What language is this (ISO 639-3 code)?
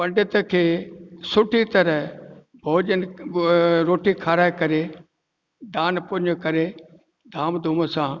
snd